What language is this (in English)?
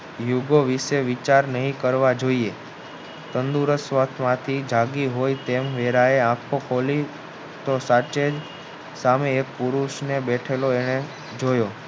Gujarati